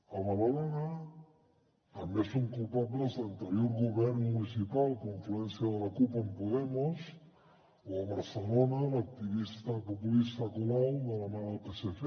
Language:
Catalan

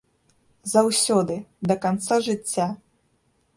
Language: Belarusian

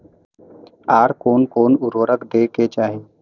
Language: Maithili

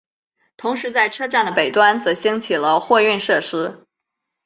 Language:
Chinese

